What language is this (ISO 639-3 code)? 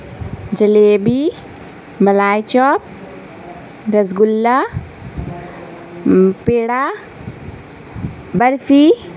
urd